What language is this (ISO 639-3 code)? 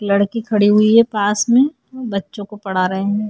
hin